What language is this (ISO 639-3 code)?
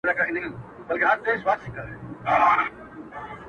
pus